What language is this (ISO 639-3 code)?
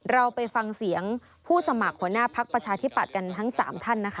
tha